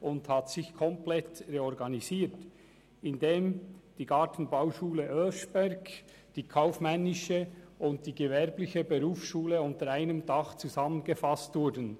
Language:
Swiss German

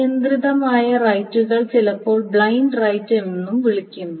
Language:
Malayalam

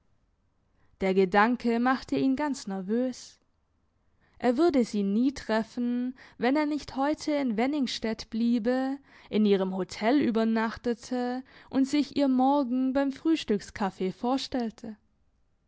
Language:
German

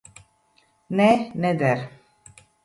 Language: Latvian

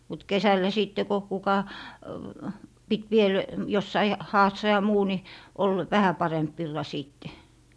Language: Finnish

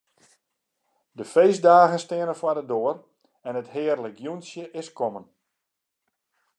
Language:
Western Frisian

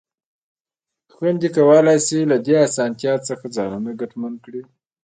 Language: Pashto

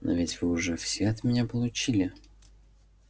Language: Russian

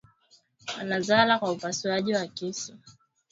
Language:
Swahili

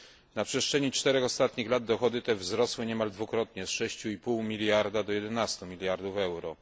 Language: Polish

